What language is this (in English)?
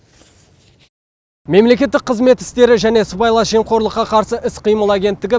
Kazakh